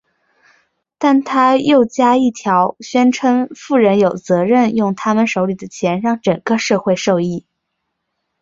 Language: Chinese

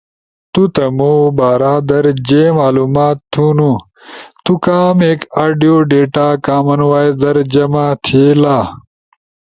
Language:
Ushojo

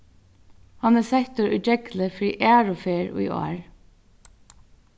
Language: Faroese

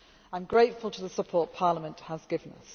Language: English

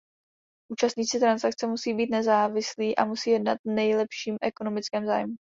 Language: Czech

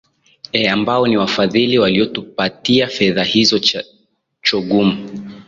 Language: Swahili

